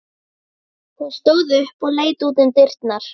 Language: Icelandic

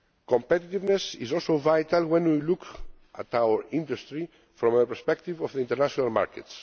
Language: English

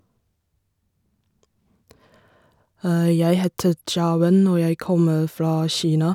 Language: Norwegian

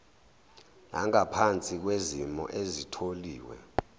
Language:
Zulu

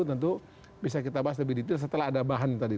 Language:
Indonesian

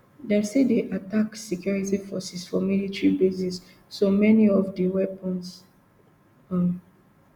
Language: Nigerian Pidgin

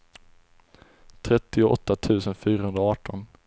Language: Swedish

